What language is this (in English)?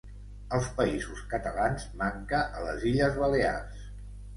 Catalan